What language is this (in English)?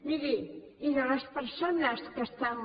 Catalan